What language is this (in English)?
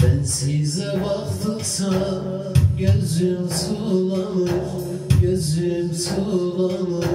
Arabic